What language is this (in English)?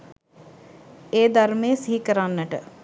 Sinhala